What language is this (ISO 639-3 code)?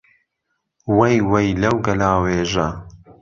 ckb